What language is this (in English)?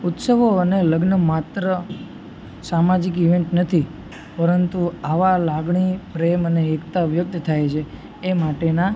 Gujarati